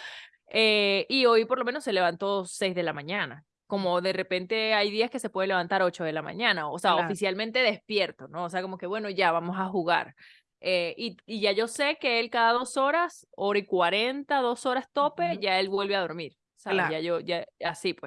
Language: Spanish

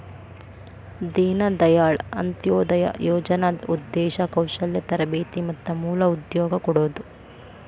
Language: Kannada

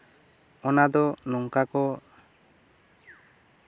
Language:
Santali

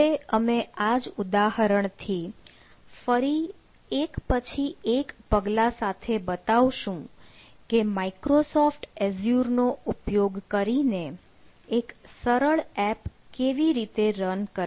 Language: Gujarati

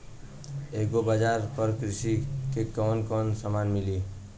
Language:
Bhojpuri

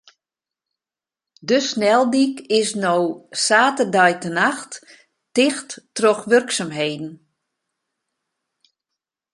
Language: Western Frisian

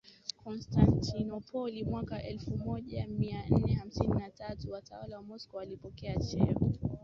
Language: Swahili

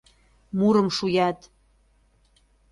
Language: Mari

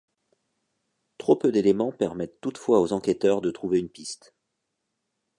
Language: French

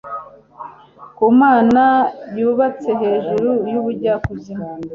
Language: Kinyarwanda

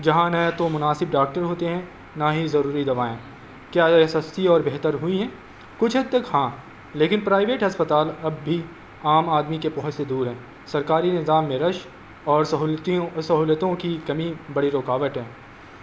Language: Urdu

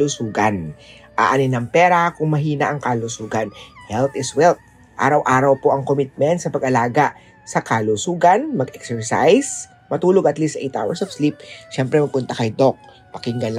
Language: Filipino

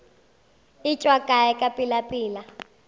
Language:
Northern Sotho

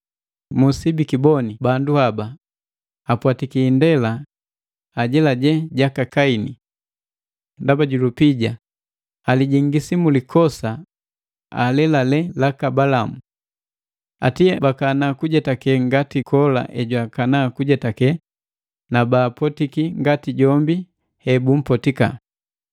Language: Matengo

